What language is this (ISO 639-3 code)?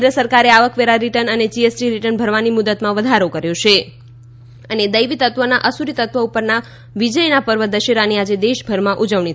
guj